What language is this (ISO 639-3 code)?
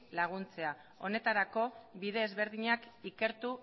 eus